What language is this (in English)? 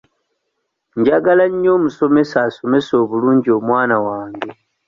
Ganda